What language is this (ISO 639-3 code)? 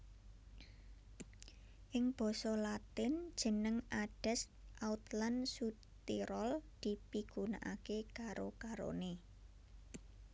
jav